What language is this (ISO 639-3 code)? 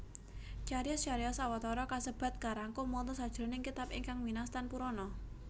jav